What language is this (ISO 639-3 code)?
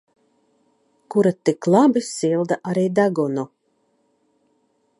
lav